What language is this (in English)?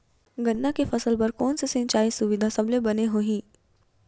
Chhattisgarhi